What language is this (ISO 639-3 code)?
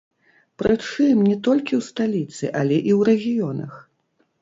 bel